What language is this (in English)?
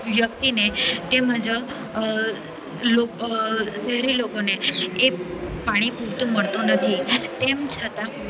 Gujarati